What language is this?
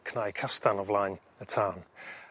Welsh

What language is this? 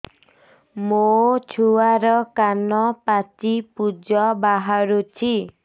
Odia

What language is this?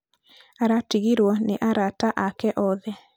Kikuyu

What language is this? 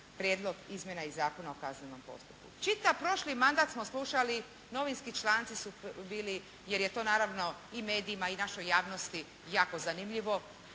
Croatian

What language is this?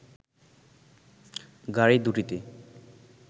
Bangla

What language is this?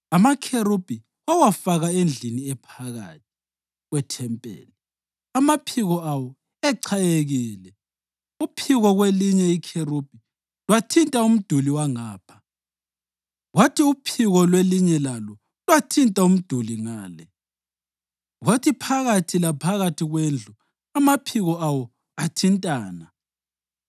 North Ndebele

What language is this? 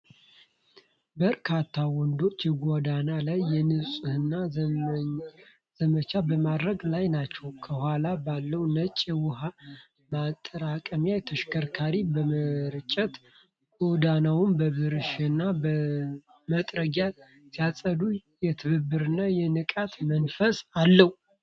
Amharic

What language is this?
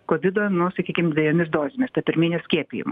Lithuanian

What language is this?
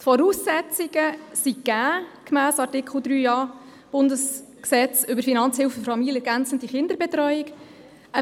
Swiss German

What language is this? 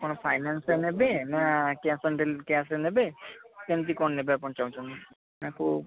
Odia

